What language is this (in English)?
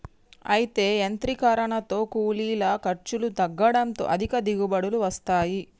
Telugu